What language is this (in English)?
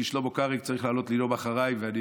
Hebrew